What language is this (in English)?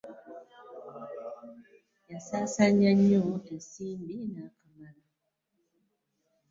Ganda